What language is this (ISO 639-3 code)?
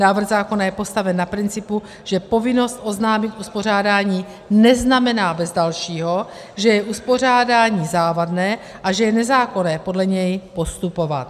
ces